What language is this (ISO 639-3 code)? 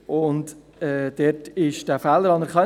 gsw